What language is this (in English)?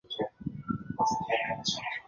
Chinese